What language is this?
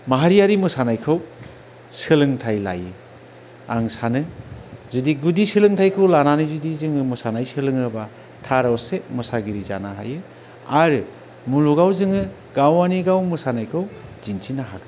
Bodo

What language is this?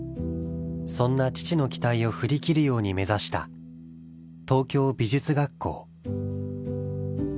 Japanese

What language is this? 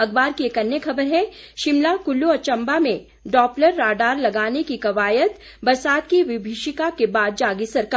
Hindi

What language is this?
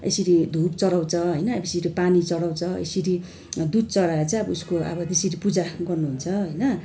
Nepali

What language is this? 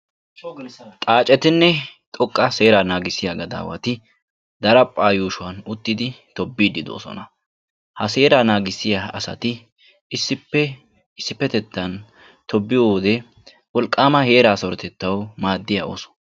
Wolaytta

